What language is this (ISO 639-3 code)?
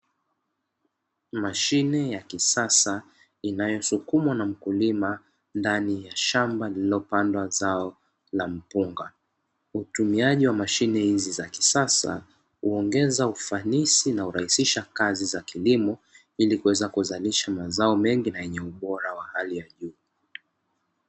swa